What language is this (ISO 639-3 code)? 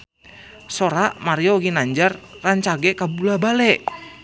sun